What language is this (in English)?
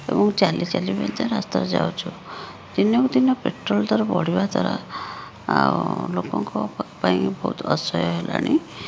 Odia